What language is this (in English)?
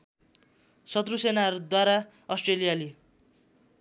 Nepali